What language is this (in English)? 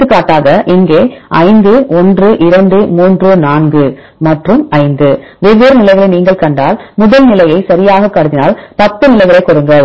Tamil